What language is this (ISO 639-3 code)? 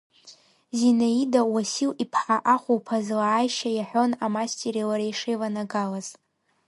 abk